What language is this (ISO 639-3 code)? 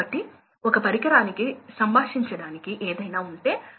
tel